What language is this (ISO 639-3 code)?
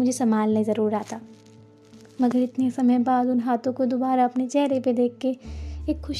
hin